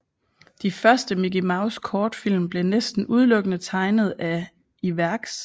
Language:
Danish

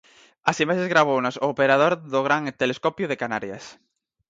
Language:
Galician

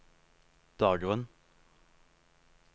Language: Norwegian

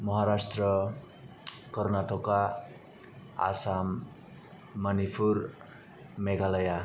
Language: Bodo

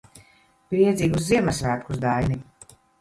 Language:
Latvian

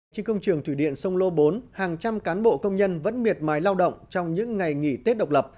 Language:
Vietnamese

